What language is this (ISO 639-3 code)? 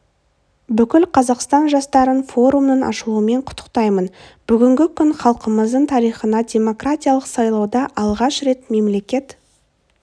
kaz